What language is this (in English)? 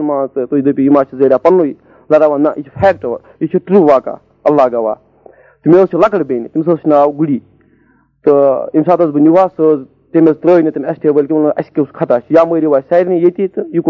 Urdu